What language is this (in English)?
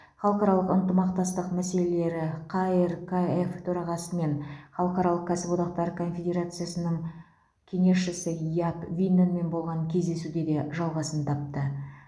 Kazakh